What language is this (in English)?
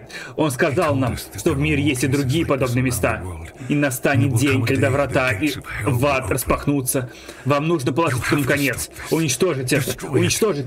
Russian